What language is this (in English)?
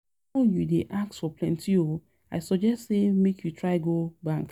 Nigerian Pidgin